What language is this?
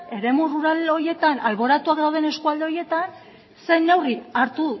Basque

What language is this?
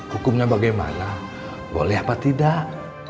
Indonesian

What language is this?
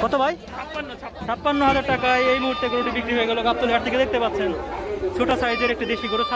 Romanian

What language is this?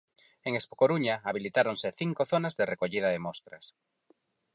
Galician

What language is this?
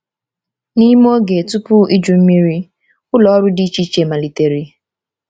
Igbo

